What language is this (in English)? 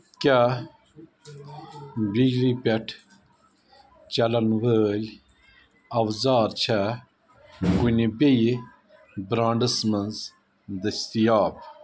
Kashmiri